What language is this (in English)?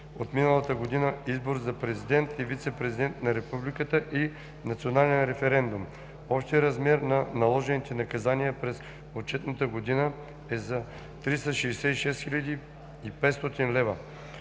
Bulgarian